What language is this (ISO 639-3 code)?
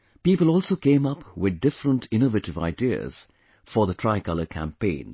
eng